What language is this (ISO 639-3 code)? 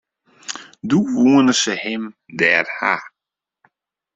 fry